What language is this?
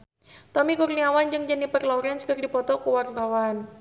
Sundanese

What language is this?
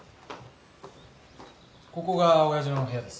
Japanese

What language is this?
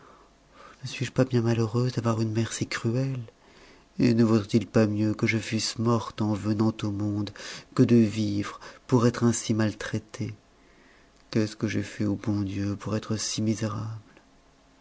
French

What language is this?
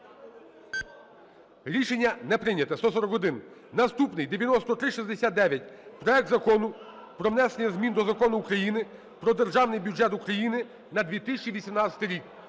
Ukrainian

